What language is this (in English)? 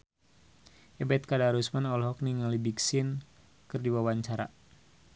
Sundanese